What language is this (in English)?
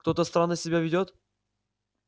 Russian